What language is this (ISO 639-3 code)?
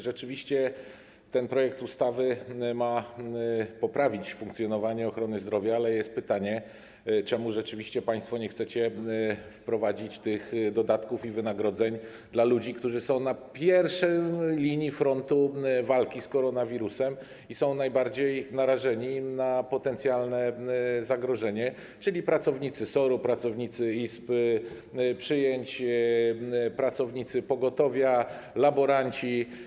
pol